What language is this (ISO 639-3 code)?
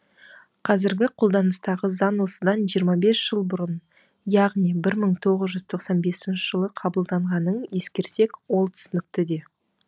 kaz